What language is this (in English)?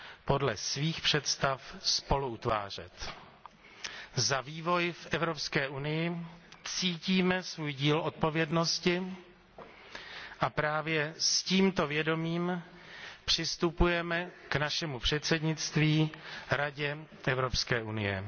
Czech